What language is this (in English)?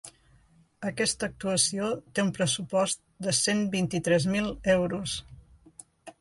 Catalan